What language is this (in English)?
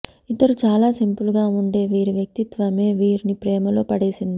Telugu